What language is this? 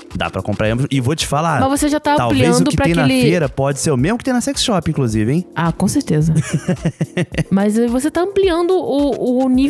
Portuguese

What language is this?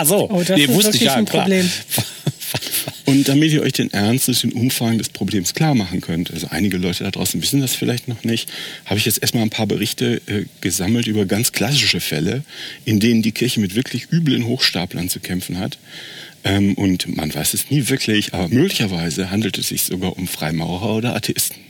German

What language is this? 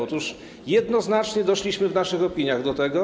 Polish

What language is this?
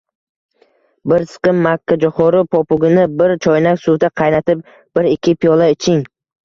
Uzbek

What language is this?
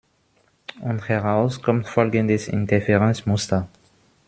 German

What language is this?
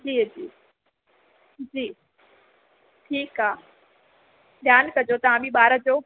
Sindhi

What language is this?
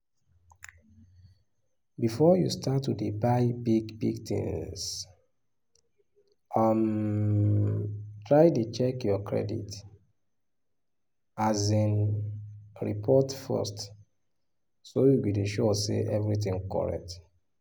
Nigerian Pidgin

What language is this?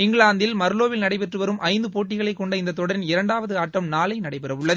Tamil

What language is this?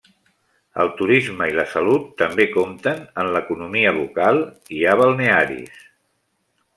Catalan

